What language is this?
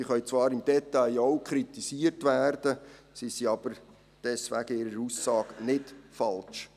Swiss German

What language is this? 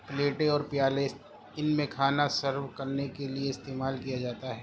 Urdu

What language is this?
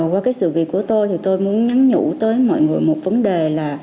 Vietnamese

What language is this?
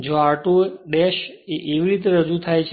Gujarati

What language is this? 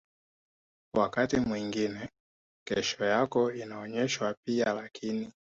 Swahili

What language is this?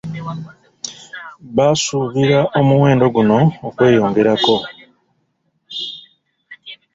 Ganda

